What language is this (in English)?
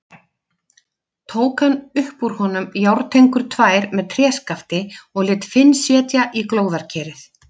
Icelandic